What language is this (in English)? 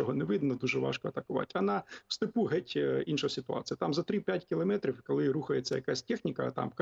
Ukrainian